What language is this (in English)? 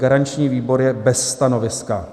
Czech